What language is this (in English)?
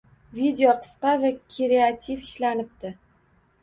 Uzbek